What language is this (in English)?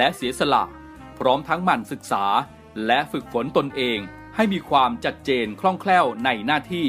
Thai